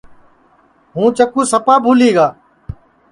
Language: Sansi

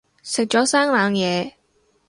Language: Cantonese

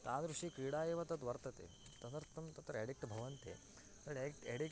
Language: Sanskrit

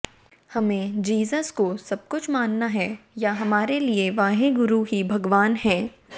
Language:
Hindi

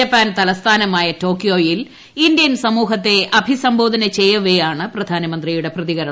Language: Malayalam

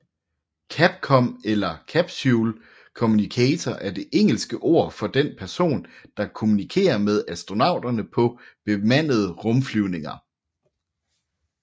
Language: Danish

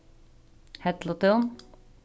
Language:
Faroese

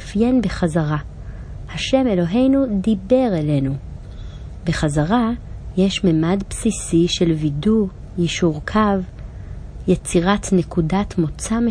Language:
Hebrew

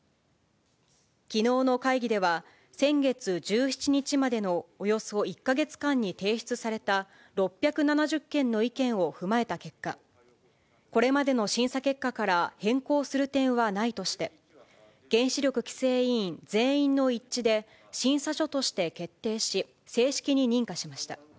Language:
Japanese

